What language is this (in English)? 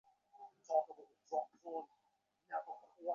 Bangla